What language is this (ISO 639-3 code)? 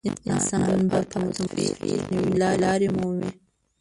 pus